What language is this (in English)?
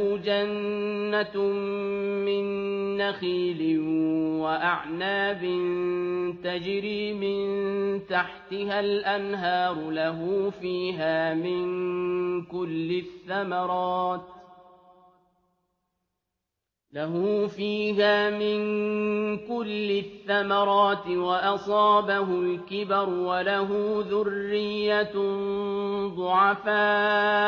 Arabic